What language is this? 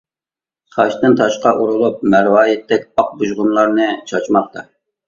Uyghur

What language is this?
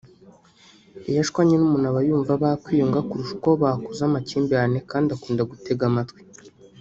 Kinyarwanda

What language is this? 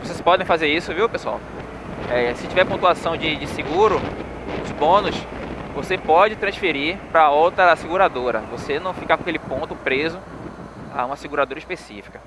Portuguese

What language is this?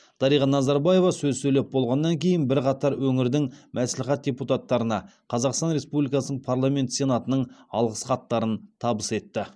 Kazakh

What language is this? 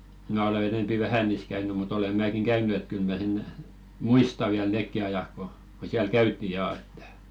Finnish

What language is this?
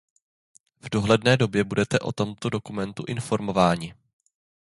Czech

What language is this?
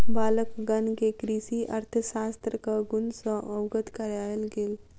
Maithili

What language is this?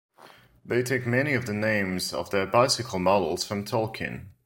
English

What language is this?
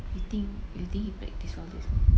English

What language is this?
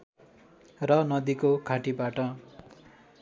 Nepali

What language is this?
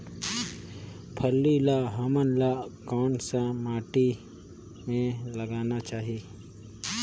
Chhattisgarhi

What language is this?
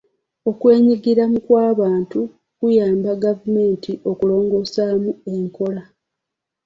Ganda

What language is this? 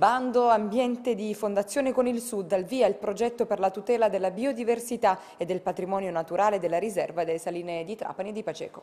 Italian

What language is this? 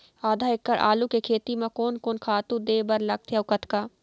Chhattisgarhi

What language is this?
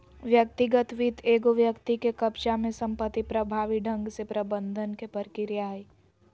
Magahi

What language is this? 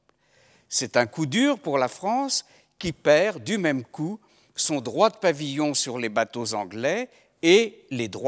French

